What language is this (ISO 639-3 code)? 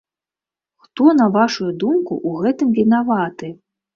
bel